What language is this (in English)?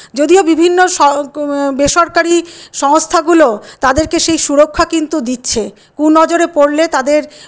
Bangla